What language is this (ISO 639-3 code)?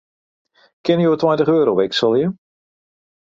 fry